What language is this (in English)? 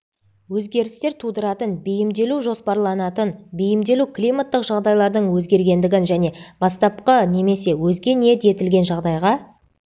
Kazakh